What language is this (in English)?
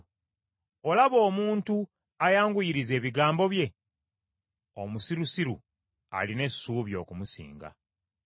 Ganda